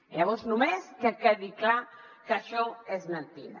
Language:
Catalan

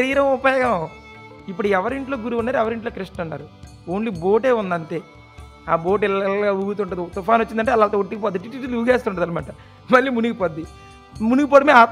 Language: Telugu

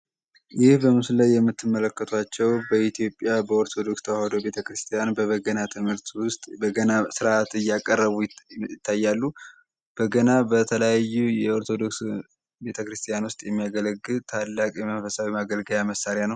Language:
Amharic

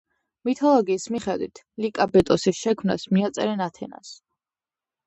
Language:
Georgian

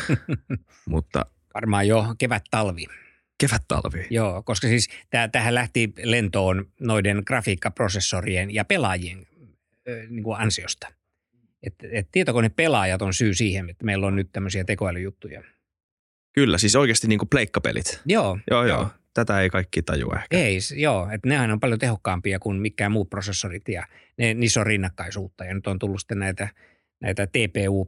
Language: Finnish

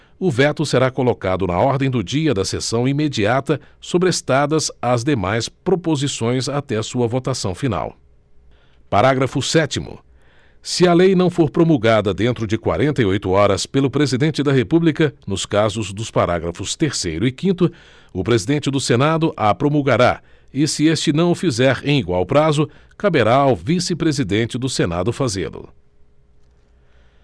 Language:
Portuguese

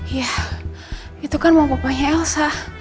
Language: Indonesian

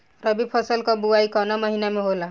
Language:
Bhojpuri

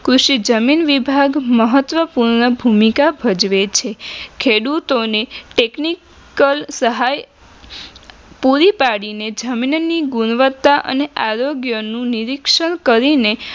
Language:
Gujarati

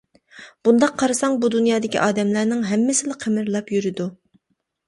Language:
Uyghur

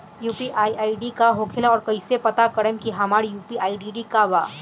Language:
Bhojpuri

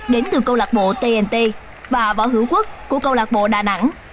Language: Vietnamese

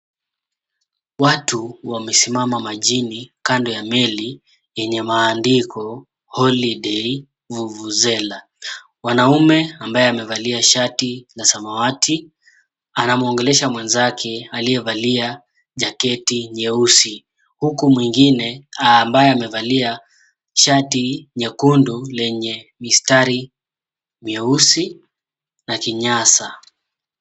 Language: Swahili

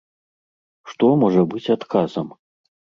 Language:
Belarusian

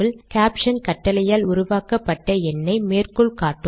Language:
Tamil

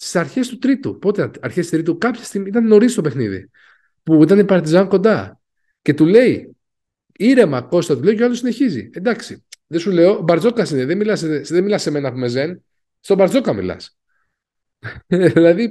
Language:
Greek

